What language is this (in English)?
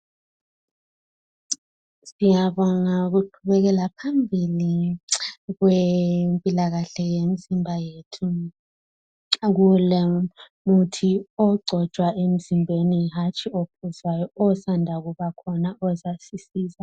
North Ndebele